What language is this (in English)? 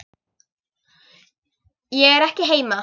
Icelandic